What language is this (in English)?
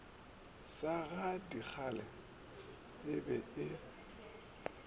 Northern Sotho